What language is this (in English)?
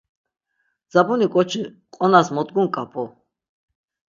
Laz